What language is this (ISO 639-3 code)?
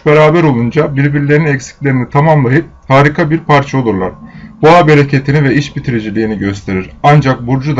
tur